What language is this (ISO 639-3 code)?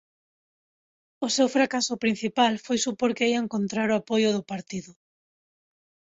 glg